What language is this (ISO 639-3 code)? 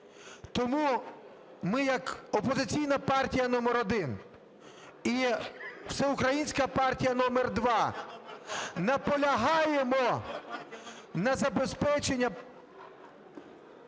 ukr